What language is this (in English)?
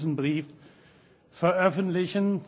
German